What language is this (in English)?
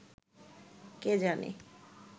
Bangla